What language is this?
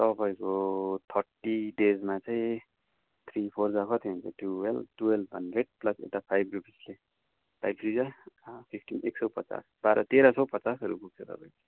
Nepali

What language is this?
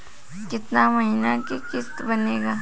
Bhojpuri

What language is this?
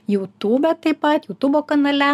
Lithuanian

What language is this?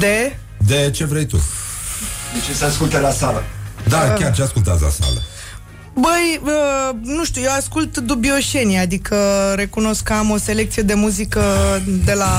Romanian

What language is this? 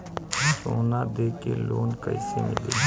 Bhojpuri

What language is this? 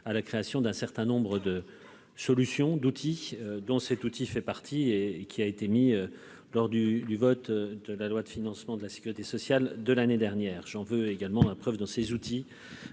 French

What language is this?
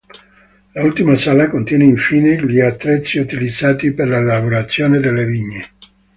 Italian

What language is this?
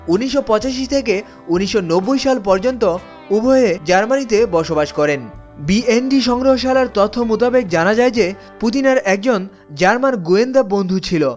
Bangla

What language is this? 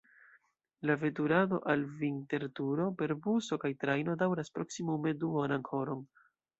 Esperanto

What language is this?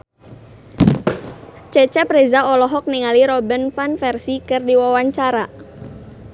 Sundanese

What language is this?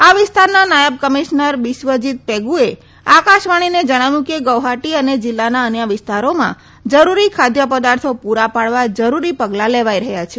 Gujarati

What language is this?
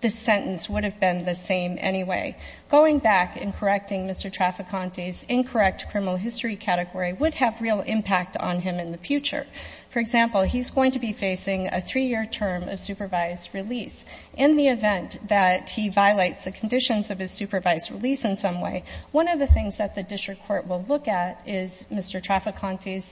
English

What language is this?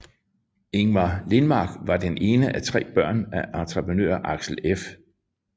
Danish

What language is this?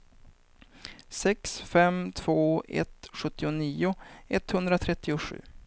Swedish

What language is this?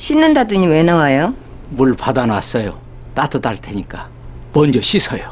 Korean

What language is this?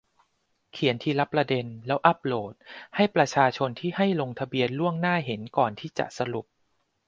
Thai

